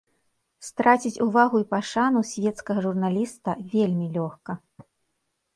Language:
Belarusian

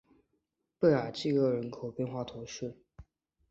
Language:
Chinese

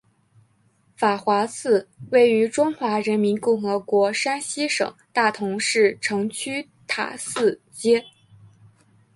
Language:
Chinese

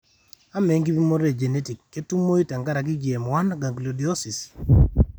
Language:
Masai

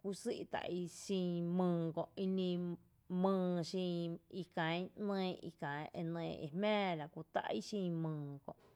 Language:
Tepinapa Chinantec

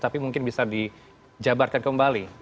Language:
Indonesian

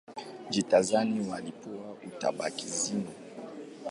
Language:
Swahili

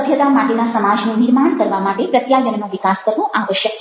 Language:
Gujarati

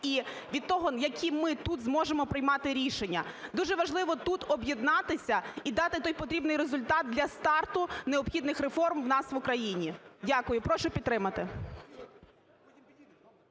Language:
Ukrainian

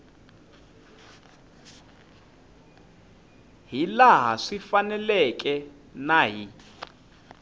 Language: Tsonga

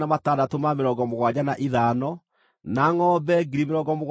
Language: Kikuyu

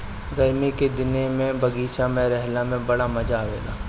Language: Bhojpuri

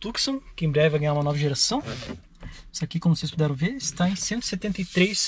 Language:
Portuguese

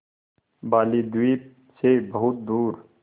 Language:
Hindi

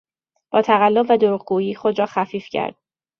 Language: Persian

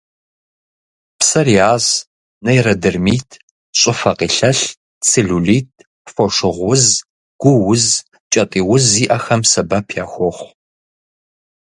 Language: Kabardian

